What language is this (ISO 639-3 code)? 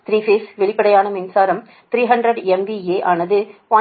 tam